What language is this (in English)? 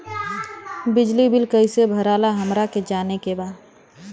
Bhojpuri